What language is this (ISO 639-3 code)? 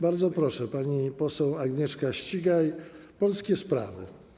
pol